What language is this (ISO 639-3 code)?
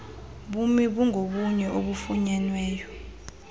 xho